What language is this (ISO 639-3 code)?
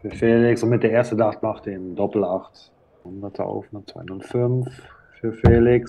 deu